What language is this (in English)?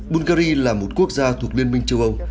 Vietnamese